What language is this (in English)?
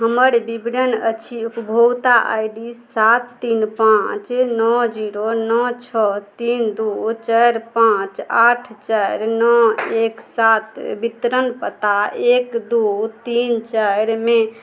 Maithili